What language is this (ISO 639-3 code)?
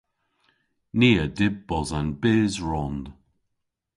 cor